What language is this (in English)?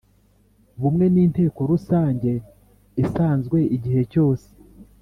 Kinyarwanda